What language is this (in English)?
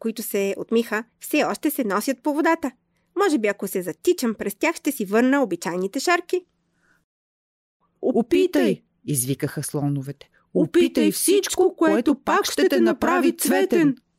Bulgarian